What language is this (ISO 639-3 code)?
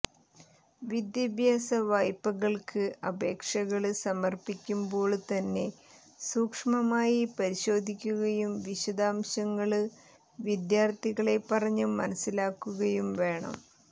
mal